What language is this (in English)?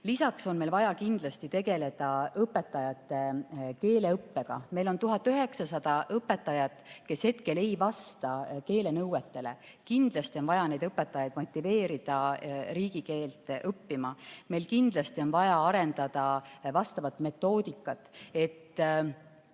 Estonian